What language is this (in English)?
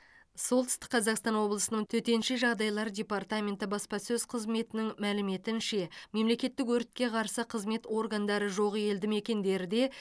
Kazakh